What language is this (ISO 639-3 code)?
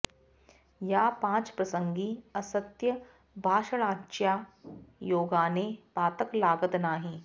san